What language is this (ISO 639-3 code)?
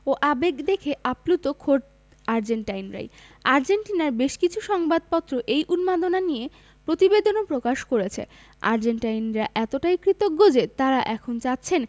ben